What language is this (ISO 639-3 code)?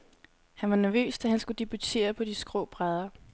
dan